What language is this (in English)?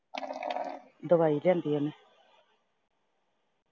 Punjabi